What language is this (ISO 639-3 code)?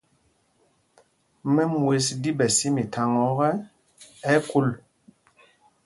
mgg